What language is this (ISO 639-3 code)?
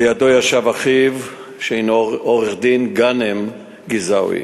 heb